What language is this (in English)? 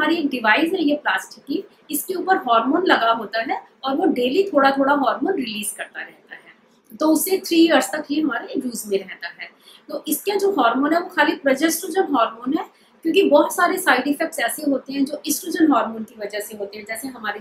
Hindi